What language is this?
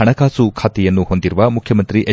Kannada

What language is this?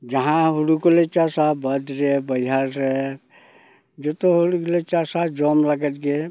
Santali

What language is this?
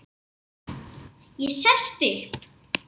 Icelandic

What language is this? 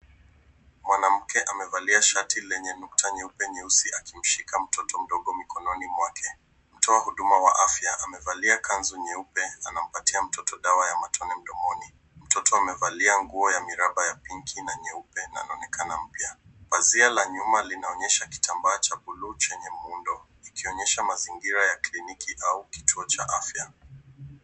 Swahili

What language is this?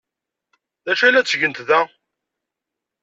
Kabyle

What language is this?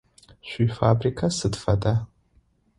Adyghe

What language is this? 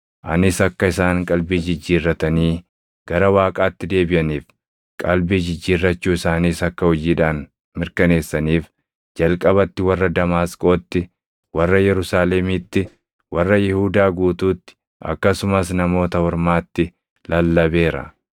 Oromo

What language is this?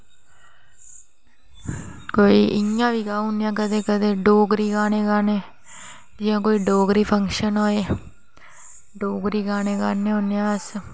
Dogri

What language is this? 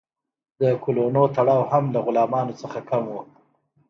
Pashto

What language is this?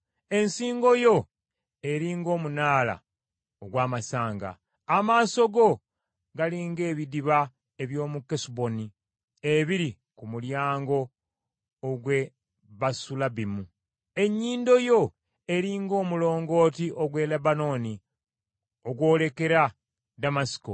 Ganda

